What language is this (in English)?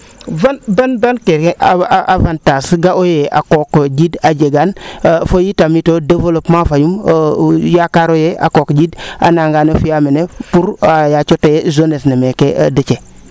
Serer